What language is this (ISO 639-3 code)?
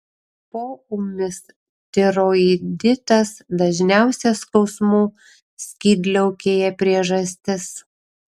lit